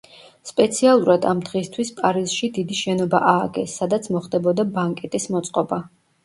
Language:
Georgian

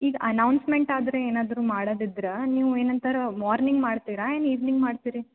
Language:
Kannada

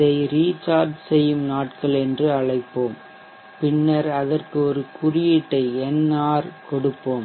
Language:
Tamil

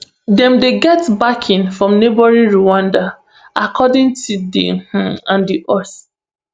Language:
Nigerian Pidgin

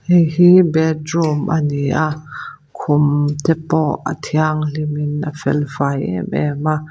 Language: Mizo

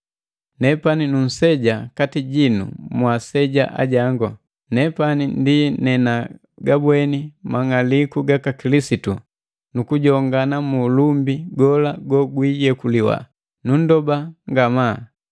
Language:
Matengo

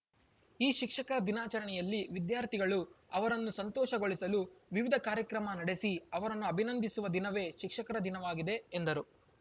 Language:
Kannada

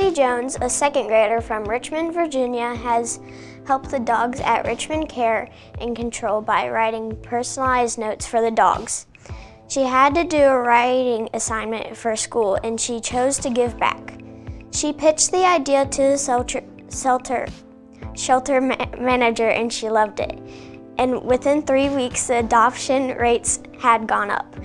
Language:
English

